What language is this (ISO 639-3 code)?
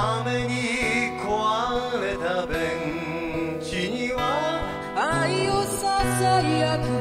jpn